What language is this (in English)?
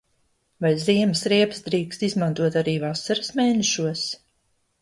Latvian